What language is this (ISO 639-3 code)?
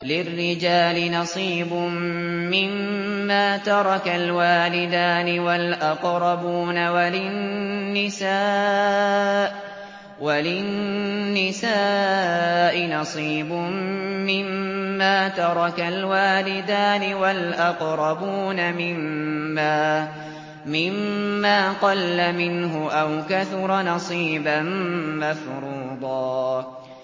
ara